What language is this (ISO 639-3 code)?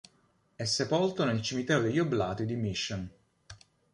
ita